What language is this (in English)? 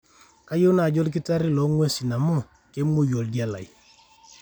Masai